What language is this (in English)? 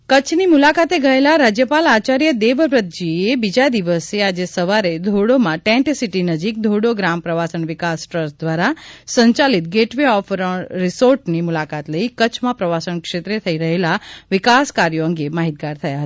Gujarati